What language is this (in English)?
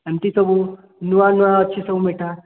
Odia